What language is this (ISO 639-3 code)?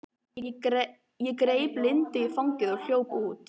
isl